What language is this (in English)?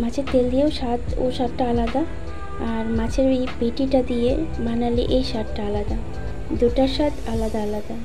Romanian